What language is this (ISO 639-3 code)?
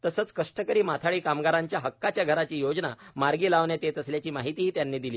mar